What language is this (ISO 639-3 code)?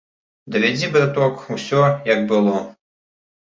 bel